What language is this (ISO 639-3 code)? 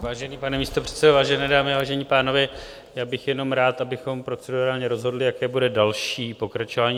ces